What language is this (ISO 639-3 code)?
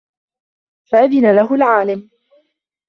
ara